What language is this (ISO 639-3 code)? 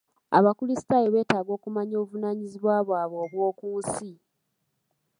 lug